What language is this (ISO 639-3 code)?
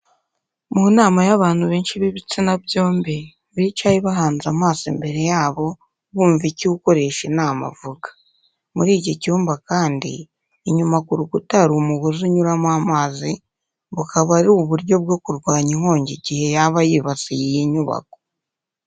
kin